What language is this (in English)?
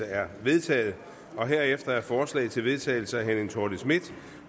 Danish